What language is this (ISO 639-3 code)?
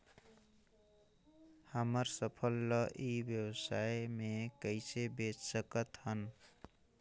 hne